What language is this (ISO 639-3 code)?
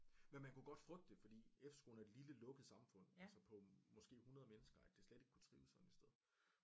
dan